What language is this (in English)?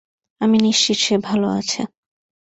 Bangla